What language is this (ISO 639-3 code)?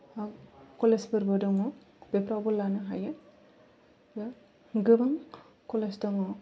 brx